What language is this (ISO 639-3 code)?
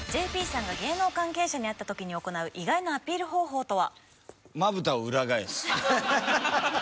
jpn